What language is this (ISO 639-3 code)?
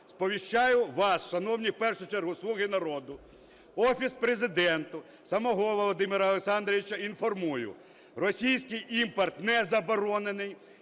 ukr